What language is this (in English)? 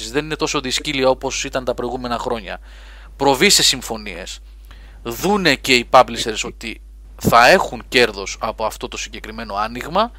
Greek